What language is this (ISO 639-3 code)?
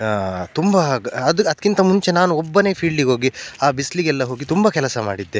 kan